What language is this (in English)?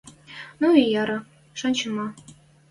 Western Mari